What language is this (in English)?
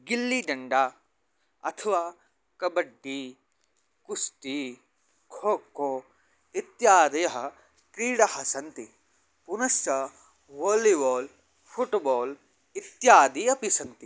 Sanskrit